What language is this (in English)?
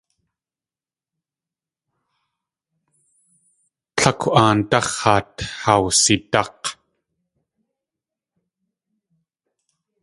Tlingit